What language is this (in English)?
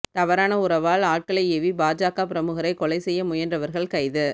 Tamil